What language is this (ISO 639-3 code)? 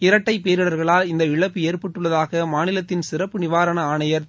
tam